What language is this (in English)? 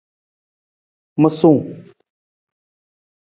Nawdm